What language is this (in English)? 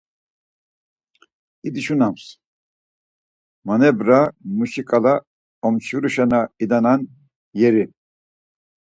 Laz